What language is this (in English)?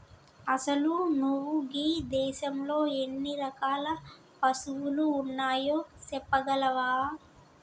Telugu